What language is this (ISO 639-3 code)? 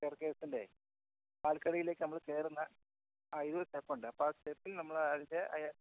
mal